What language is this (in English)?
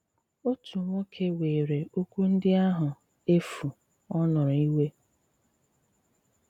Igbo